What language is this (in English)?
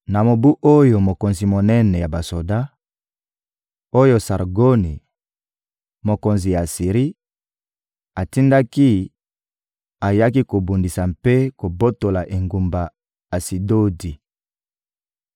Lingala